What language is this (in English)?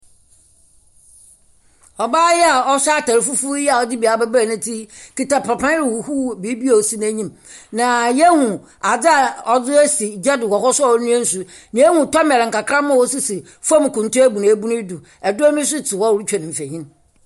Akan